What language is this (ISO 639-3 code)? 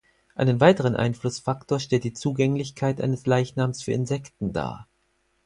deu